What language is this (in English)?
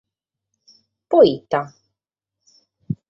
Sardinian